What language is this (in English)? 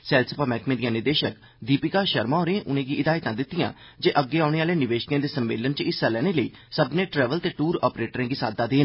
Dogri